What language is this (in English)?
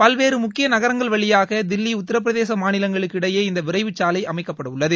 Tamil